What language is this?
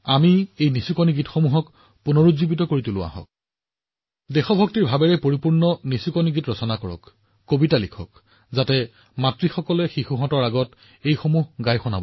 Assamese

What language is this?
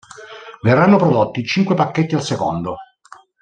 Italian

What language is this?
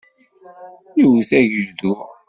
Kabyle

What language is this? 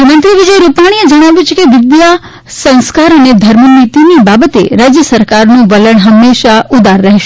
Gujarati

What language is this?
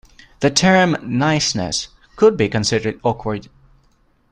English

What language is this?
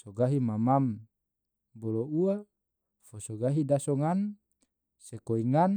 Tidore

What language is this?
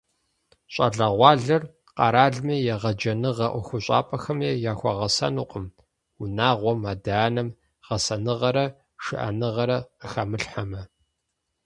Kabardian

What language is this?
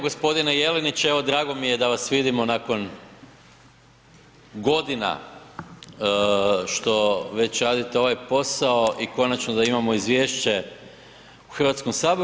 Croatian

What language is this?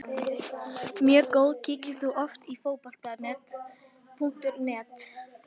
Icelandic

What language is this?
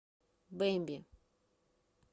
Russian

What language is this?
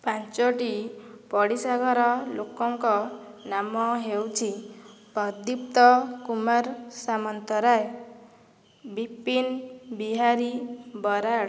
Odia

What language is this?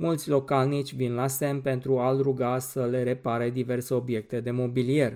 Romanian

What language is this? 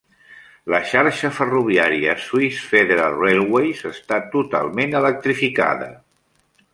Catalan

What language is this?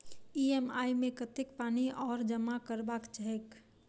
Maithili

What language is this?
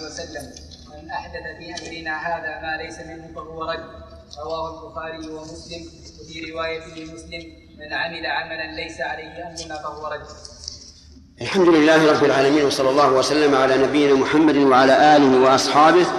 Arabic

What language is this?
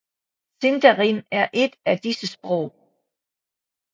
Danish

